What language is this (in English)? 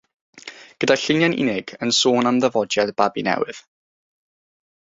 Welsh